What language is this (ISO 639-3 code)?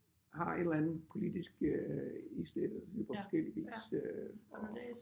dan